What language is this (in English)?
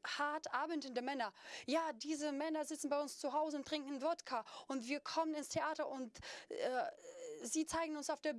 German